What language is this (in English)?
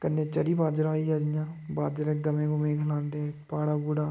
Dogri